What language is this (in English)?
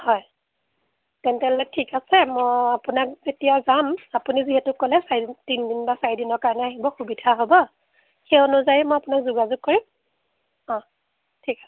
Assamese